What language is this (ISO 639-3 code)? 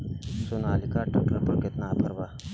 bho